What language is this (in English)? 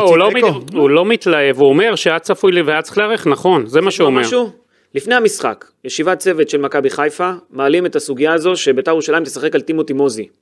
Hebrew